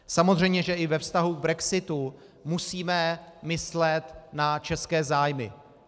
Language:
Czech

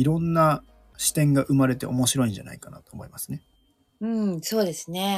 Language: Japanese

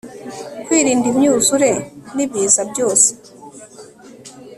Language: Kinyarwanda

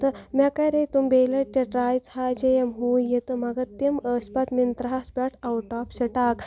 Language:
Kashmiri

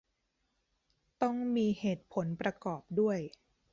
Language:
Thai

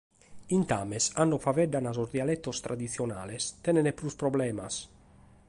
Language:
Sardinian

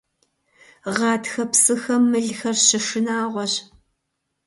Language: Kabardian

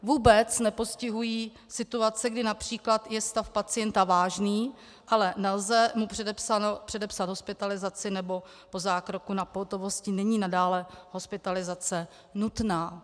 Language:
Czech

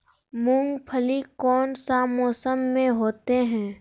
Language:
Magahi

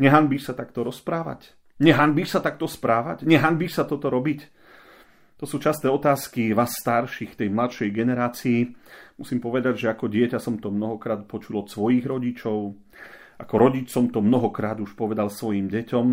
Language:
Slovak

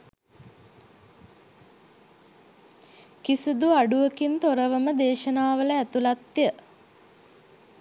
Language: Sinhala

